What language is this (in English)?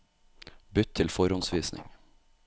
Norwegian